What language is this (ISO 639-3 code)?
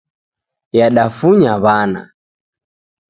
dav